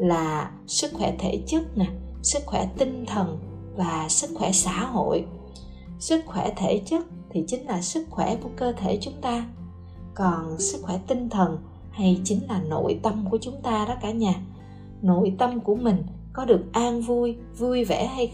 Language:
Vietnamese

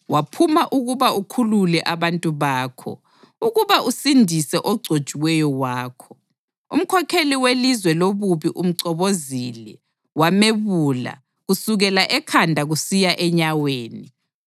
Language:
North Ndebele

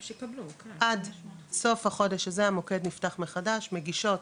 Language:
Hebrew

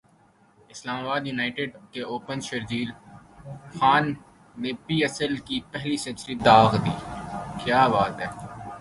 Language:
Urdu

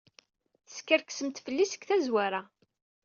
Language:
Kabyle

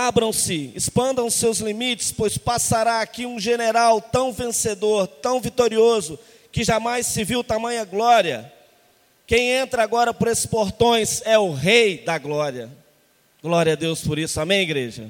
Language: Portuguese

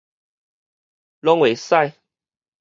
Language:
Min Nan Chinese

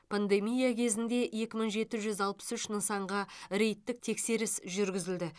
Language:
Kazakh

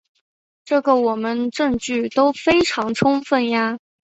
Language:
Chinese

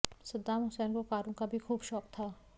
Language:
Hindi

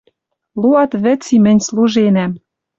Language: Western Mari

